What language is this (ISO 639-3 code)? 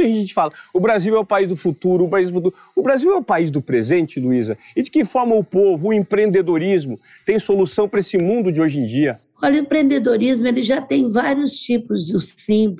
por